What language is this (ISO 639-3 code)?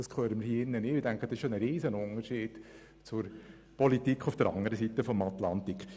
gsw